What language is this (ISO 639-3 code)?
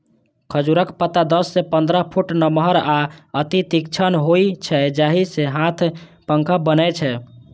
mai